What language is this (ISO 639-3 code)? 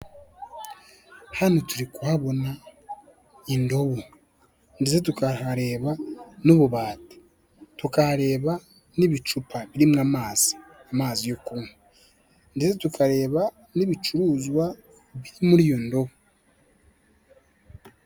kin